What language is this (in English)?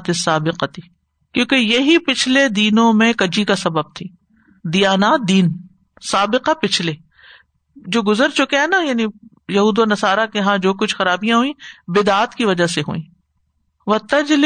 Urdu